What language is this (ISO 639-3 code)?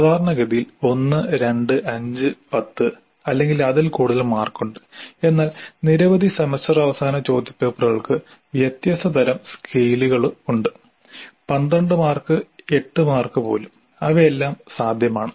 mal